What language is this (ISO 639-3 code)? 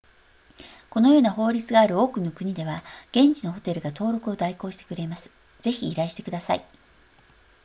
jpn